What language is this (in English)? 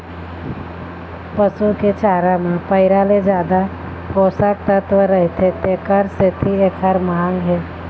Chhattisgarhi